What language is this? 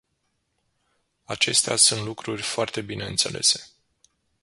Romanian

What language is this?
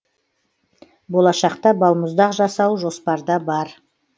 Kazakh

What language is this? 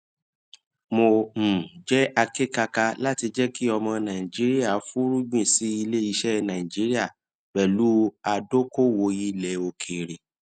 Yoruba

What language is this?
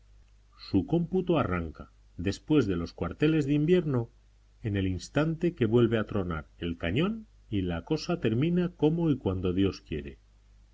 Spanish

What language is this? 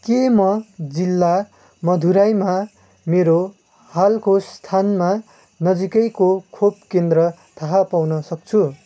Nepali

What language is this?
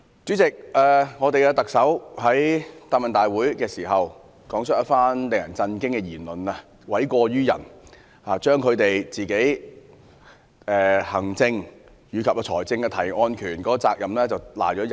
Cantonese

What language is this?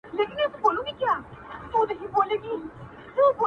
Pashto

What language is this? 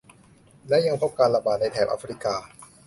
Thai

